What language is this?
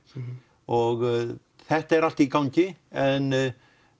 Icelandic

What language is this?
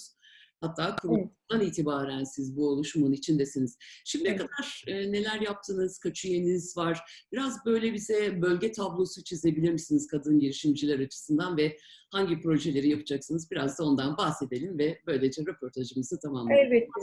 Turkish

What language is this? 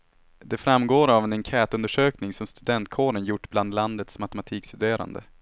Swedish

